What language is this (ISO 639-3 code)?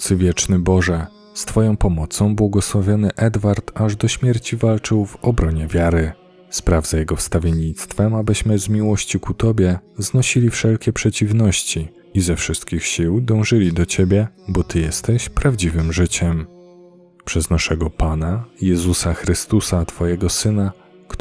pol